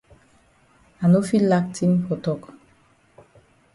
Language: Cameroon Pidgin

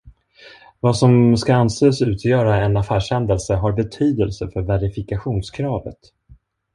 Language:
Swedish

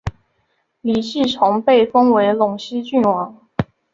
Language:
Chinese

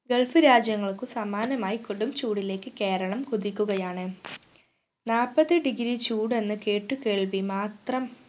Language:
Malayalam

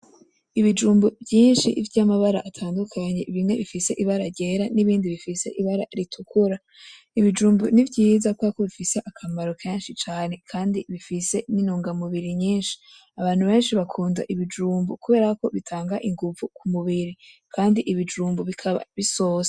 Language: Rundi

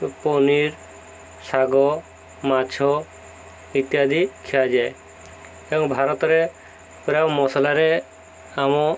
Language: Odia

